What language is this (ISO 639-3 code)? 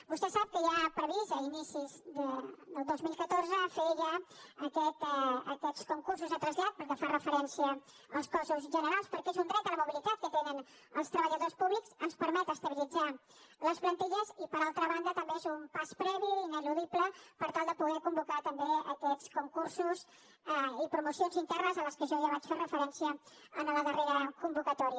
cat